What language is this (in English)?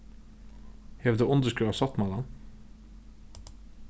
Faroese